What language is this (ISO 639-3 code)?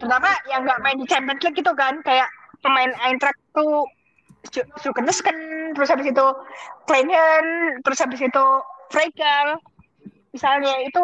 ind